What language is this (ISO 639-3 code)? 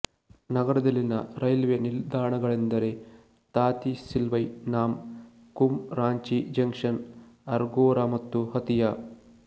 kan